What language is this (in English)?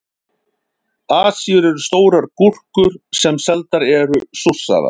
Icelandic